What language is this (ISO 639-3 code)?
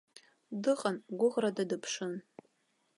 abk